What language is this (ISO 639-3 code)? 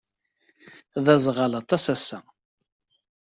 kab